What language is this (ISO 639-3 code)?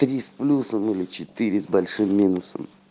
rus